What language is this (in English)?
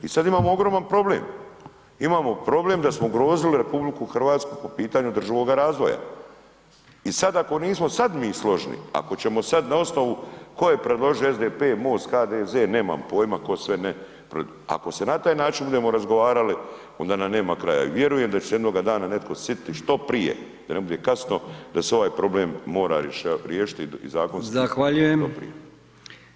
Croatian